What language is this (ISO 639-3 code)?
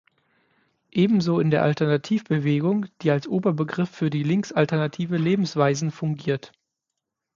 deu